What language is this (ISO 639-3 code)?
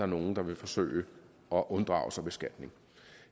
dan